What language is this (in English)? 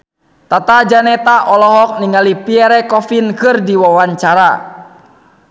Sundanese